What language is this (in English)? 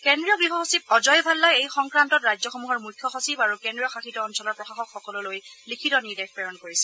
Assamese